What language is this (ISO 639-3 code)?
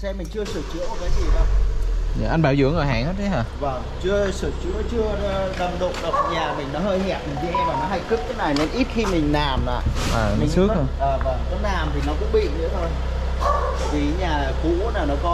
vie